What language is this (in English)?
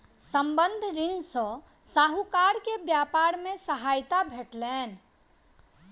Maithili